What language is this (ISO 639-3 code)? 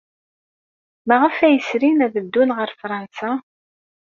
kab